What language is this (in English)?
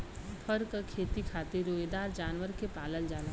Bhojpuri